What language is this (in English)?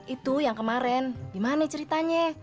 Indonesian